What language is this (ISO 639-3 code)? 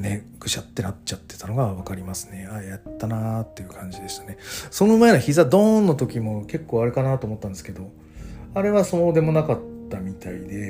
jpn